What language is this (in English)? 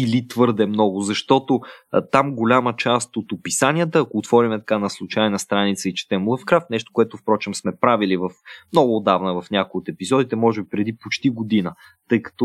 Bulgarian